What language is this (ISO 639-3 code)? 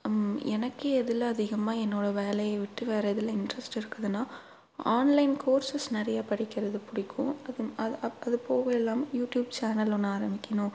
tam